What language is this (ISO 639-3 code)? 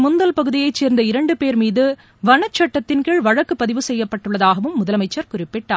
tam